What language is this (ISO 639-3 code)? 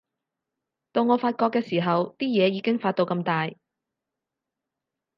yue